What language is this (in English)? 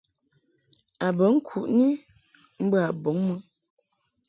Mungaka